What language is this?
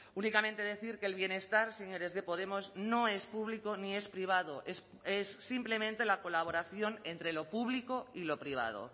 Spanish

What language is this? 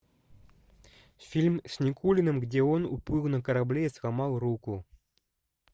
Russian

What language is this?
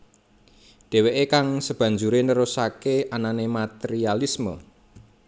Javanese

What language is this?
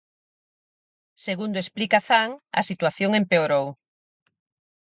Galician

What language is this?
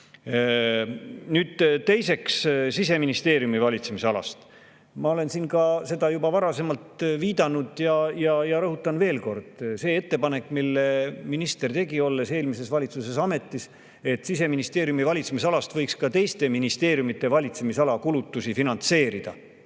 Estonian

